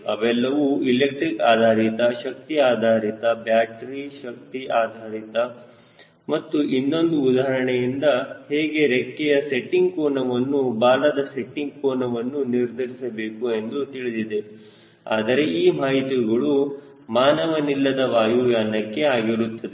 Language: Kannada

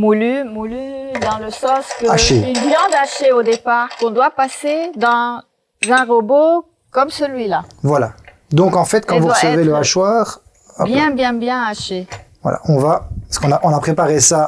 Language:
French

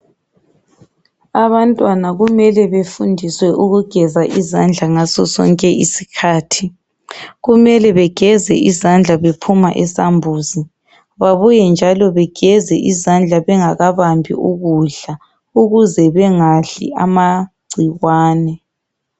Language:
North Ndebele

